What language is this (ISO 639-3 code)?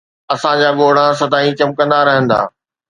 snd